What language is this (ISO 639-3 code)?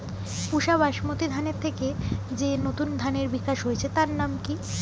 ben